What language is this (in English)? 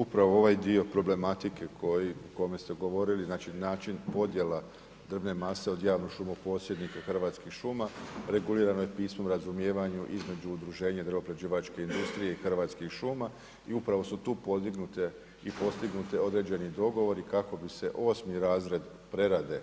Croatian